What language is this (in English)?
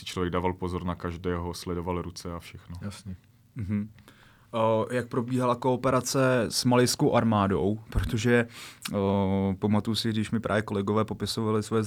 Czech